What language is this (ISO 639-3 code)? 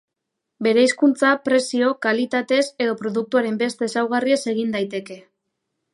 eus